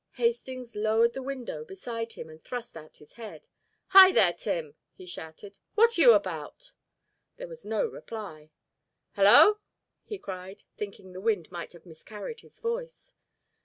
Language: English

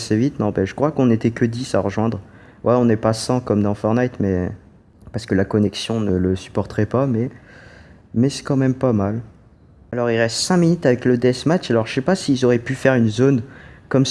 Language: French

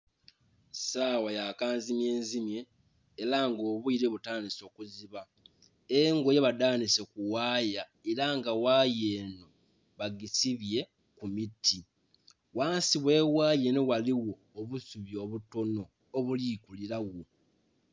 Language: Soga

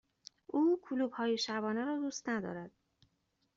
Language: Persian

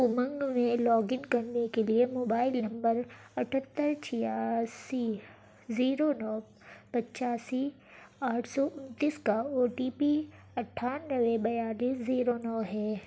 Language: Urdu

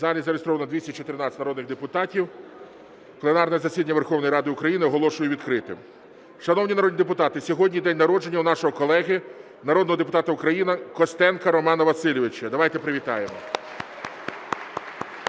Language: Ukrainian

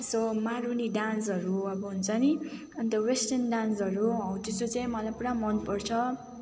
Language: Nepali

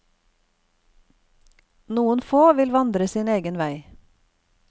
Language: Norwegian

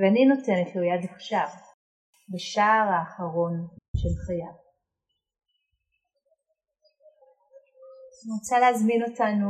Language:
Hebrew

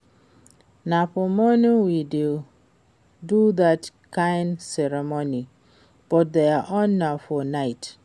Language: Nigerian Pidgin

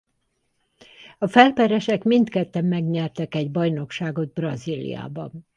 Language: Hungarian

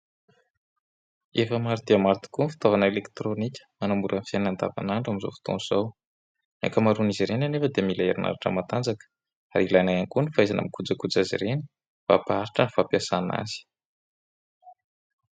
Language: Malagasy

